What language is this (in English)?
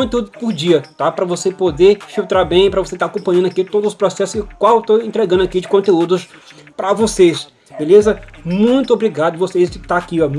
Portuguese